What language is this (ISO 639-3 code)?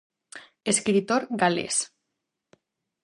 glg